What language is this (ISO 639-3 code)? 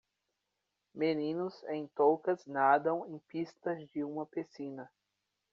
por